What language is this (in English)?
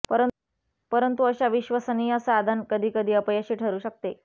Marathi